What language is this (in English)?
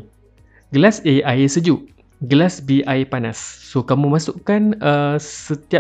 Malay